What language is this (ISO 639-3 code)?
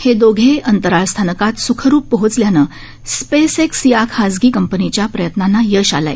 mar